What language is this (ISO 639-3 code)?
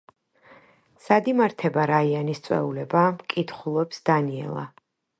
kat